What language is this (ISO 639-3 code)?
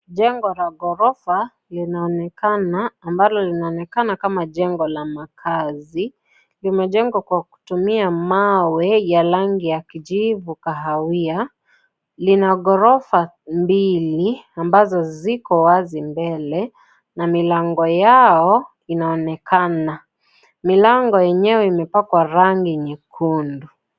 swa